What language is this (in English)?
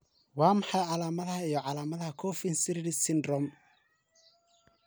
Somali